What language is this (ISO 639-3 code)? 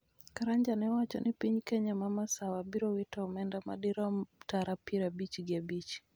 luo